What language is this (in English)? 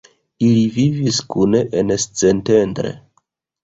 Esperanto